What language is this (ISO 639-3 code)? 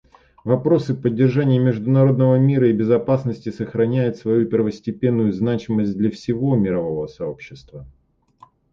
rus